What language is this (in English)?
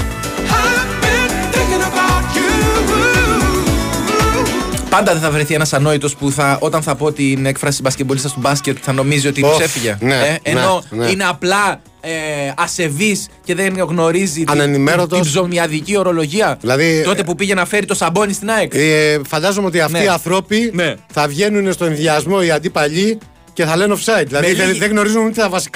Greek